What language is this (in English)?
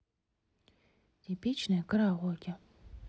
Russian